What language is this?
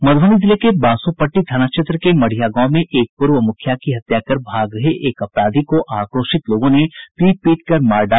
Hindi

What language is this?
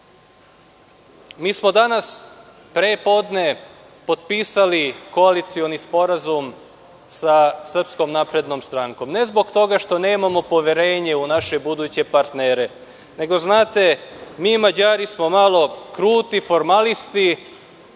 Serbian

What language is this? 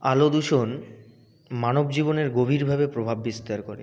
Bangla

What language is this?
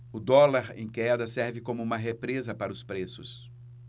Portuguese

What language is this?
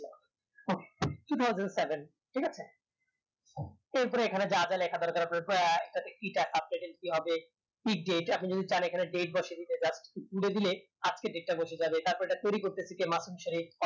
Bangla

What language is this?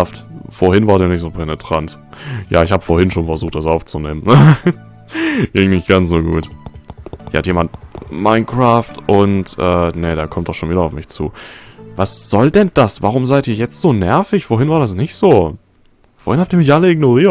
German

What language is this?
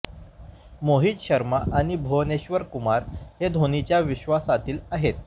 Marathi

